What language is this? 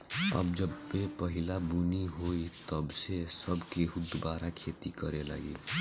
Bhojpuri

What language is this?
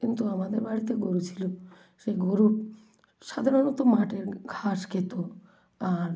Bangla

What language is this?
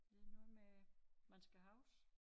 Danish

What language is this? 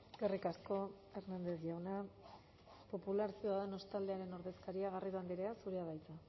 Basque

